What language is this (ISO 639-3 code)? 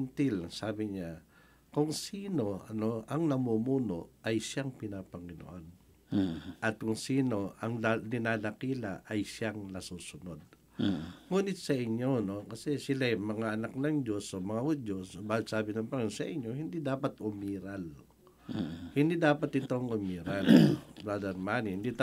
fil